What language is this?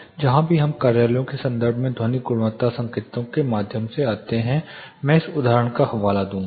Hindi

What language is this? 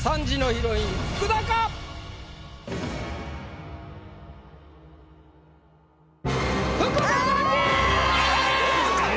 Japanese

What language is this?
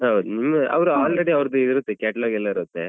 Kannada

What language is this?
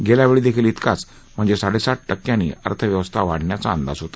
Marathi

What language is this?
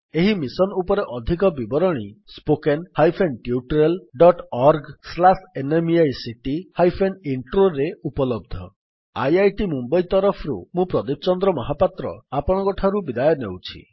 Odia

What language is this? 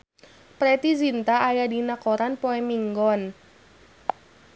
Sundanese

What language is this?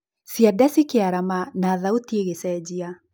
Kikuyu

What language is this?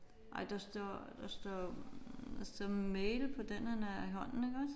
Danish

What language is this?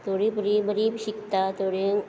Konkani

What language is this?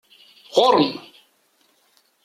Kabyle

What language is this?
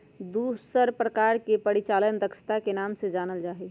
Magahi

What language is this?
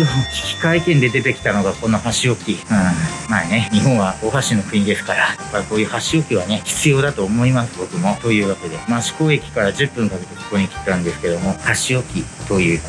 Japanese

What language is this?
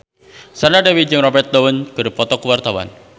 Sundanese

